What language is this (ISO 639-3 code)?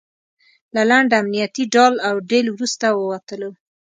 pus